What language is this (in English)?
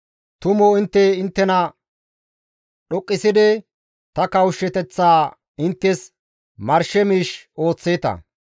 Gamo